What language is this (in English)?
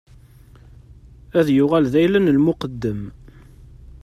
Kabyle